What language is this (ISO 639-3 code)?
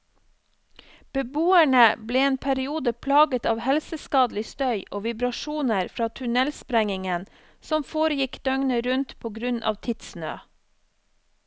nor